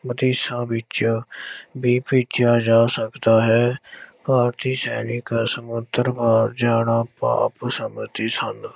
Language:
Punjabi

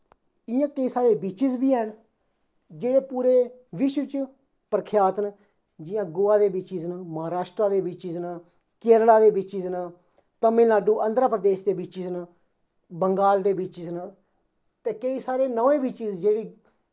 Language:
Dogri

